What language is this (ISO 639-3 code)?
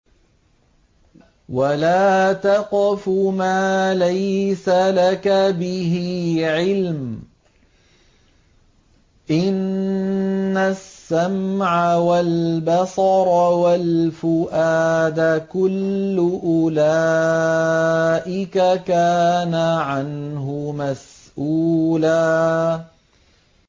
ara